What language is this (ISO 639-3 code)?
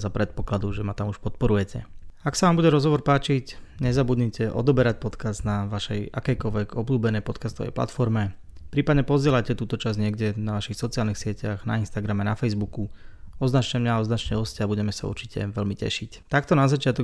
slk